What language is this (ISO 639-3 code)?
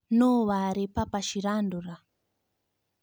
kik